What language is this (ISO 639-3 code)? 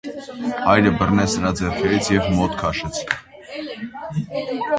hye